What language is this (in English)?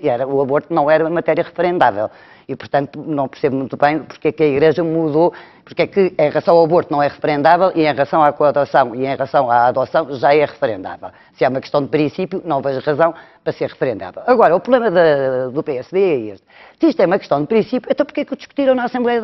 Portuguese